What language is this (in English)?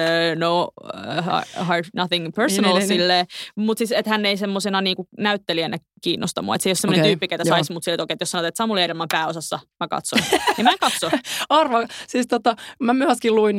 Finnish